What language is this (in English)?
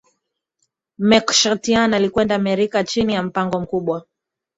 Swahili